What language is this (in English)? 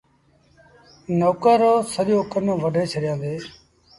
Sindhi Bhil